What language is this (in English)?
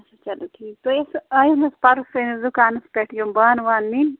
Kashmiri